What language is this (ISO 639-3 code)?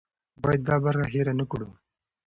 pus